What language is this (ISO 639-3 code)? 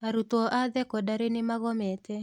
kik